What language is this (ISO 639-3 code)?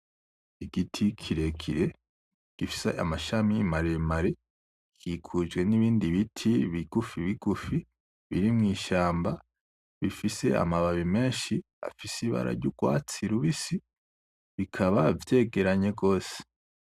run